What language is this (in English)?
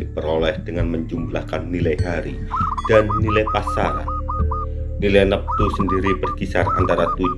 Indonesian